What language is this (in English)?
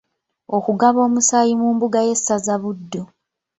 Ganda